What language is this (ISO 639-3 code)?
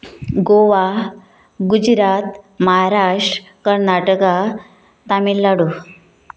kok